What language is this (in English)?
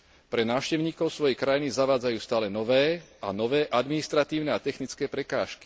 Slovak